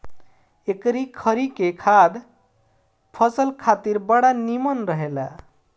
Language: Bhojpuri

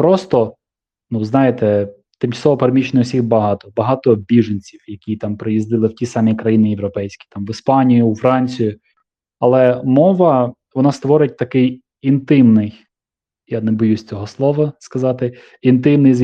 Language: Ukrainian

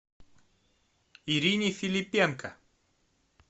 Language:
Russian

